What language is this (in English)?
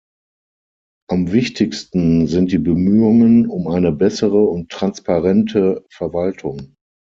German